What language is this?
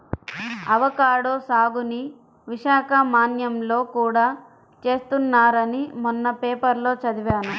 Telugu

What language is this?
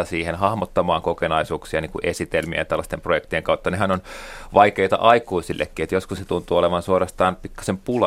Finnish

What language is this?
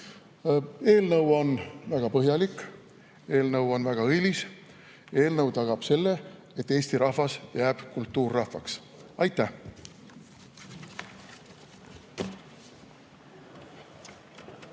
Estonian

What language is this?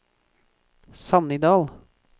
Norwegian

